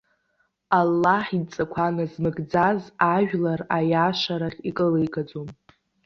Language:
Abkhazian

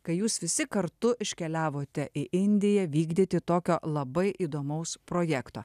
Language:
Lithuanian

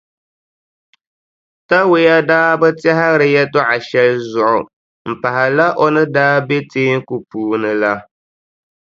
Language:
Dagbani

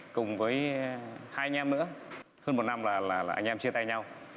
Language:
Vietnamese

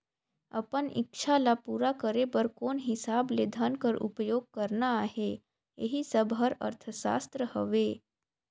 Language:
Chhattisgarhi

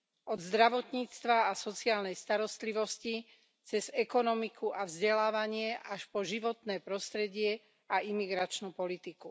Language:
Slovak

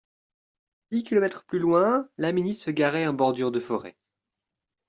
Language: French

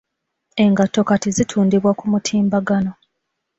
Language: Ganda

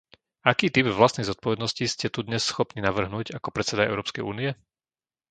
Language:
Slovak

